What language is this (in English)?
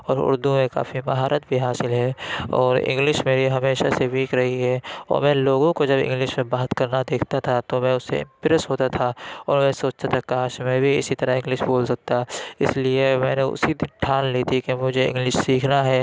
Urdu